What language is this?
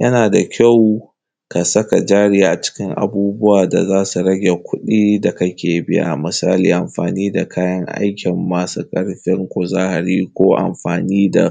Hausa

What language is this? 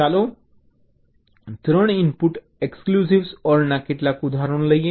Gujarati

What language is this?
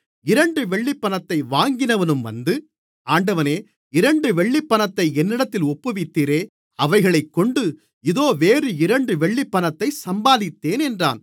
Tamil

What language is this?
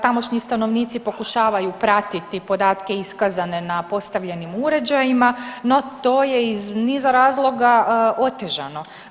Croatian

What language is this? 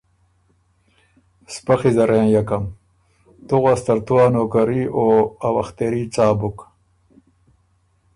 Ormuri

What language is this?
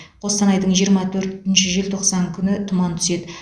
Kazakh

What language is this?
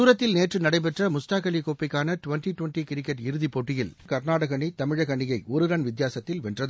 Tamil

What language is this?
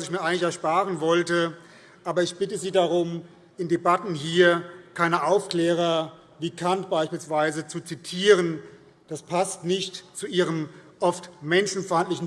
German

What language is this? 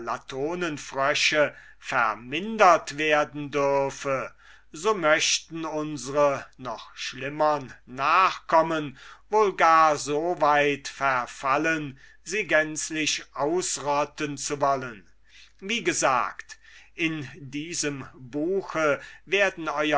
German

